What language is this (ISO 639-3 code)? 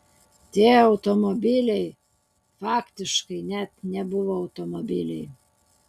lit